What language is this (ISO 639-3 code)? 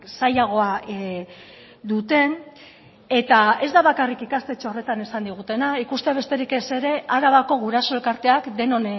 eus